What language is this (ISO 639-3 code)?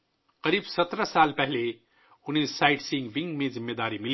urd